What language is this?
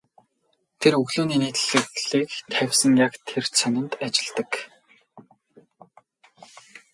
Mongolian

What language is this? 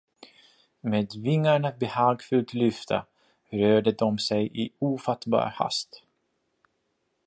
Swedish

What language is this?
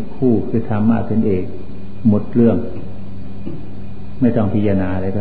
Thai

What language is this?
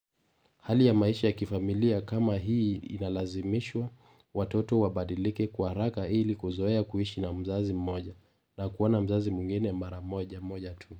Luo (Kenya and Tanzania)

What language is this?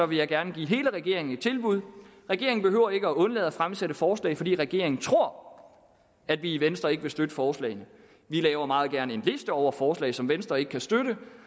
Danish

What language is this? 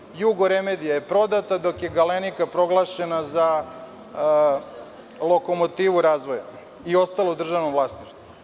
Serbian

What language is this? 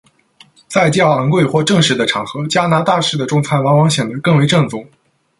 Chinese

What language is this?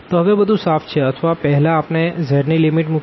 Gujarati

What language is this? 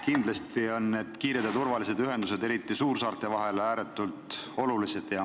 Estonian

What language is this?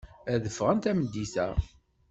Kabyle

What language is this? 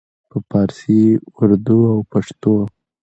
Pashto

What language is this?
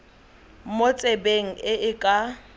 Tswana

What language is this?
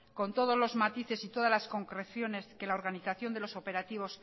Spanish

